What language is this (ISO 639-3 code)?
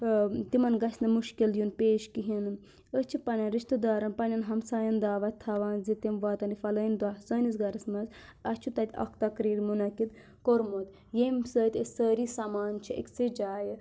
kas